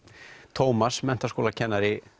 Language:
Icelandic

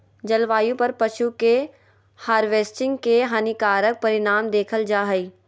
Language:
Magahi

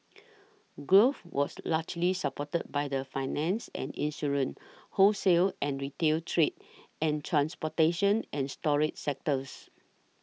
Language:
English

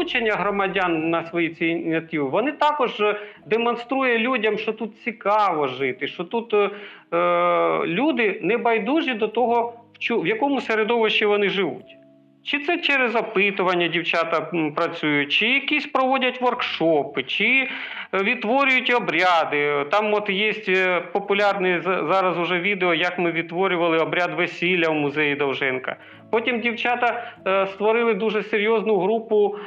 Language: Ukrainian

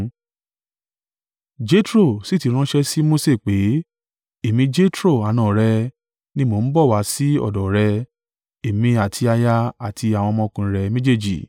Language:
Yoruba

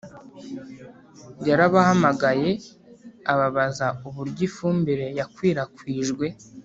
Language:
Kinyarwanda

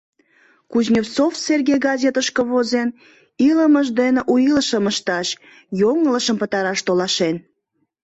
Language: Mari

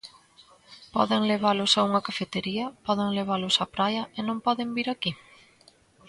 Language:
Galician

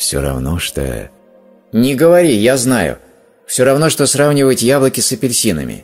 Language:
Russian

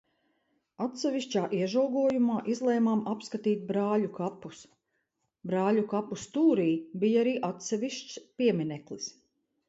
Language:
Latvian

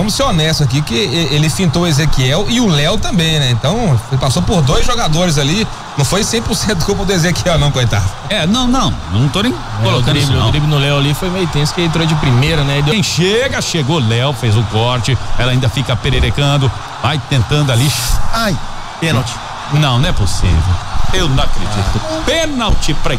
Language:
Portuguese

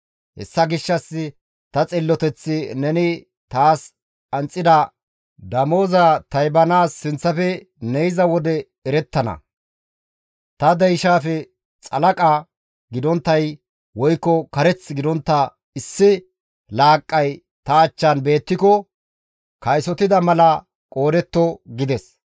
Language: Gamo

